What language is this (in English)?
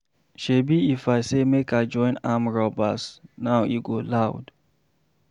Nigerian Pidgin